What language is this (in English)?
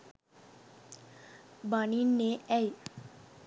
Sinhala